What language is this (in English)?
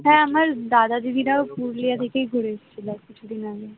Bangla